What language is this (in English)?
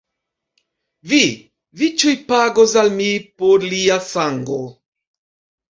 Esperanto